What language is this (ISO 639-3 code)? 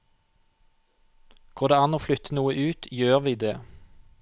nor